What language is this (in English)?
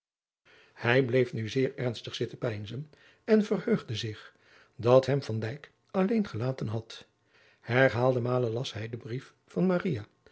Dutch